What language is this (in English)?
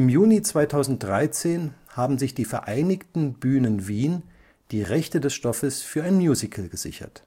German